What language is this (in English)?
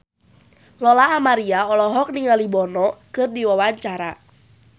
Sundanese